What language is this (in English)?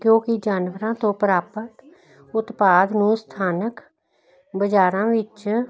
Punjabi